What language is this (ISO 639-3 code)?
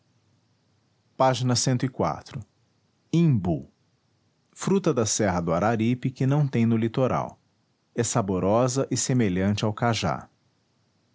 por